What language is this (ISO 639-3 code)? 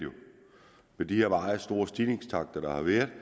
dan